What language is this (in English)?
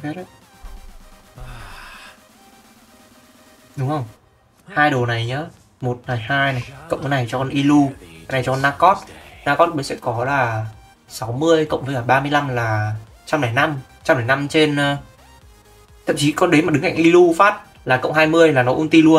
Vietnamese